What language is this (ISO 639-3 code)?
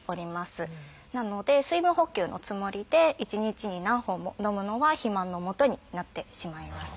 jpn